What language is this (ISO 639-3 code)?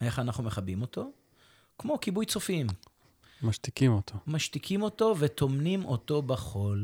heb